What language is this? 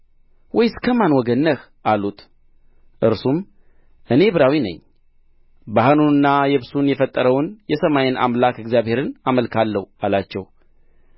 Amharic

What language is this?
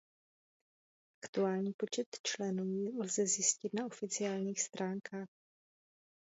Czech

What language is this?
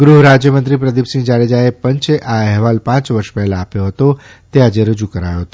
Gujarati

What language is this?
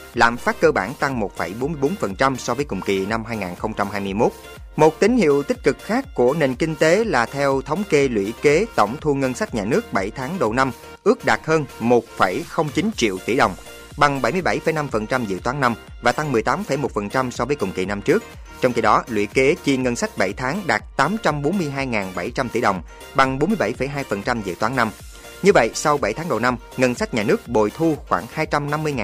Vietnamese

